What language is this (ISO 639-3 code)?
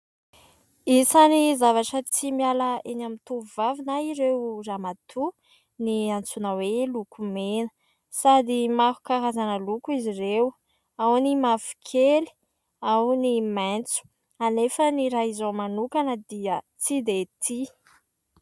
mlg